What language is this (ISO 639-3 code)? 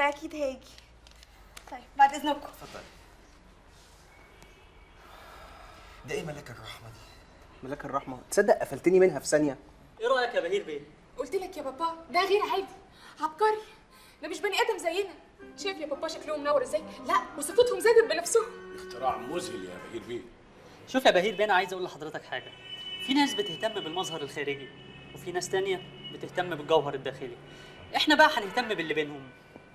ara